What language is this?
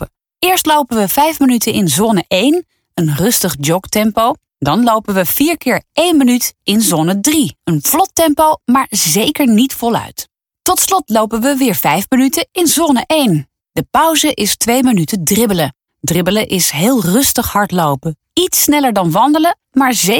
Dutch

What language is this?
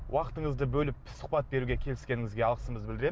Kazakh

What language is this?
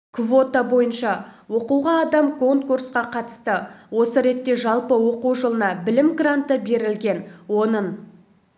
Kazakh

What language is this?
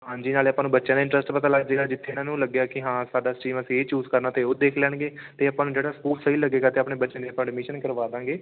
Punjabi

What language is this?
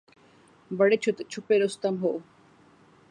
Urdu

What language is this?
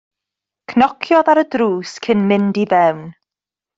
Welsh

